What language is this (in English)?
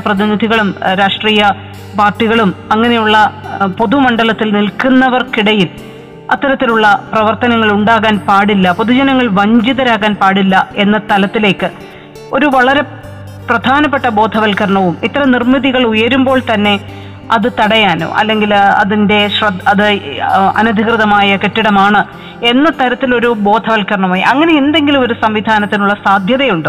Malayalam